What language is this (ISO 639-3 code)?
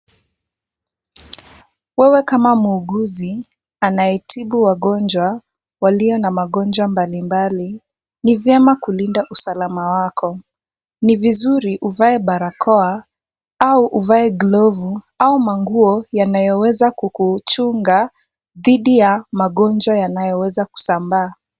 swa